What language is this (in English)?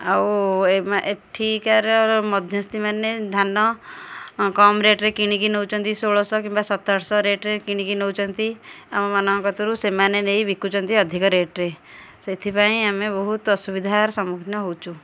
Odia